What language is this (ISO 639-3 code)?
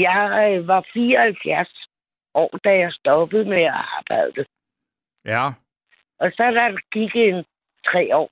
dan